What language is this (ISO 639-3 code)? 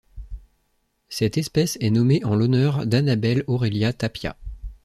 fra